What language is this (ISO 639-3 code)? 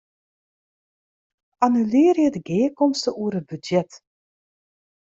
fry